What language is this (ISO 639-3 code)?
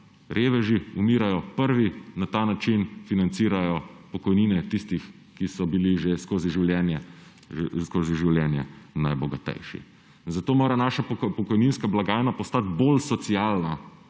slv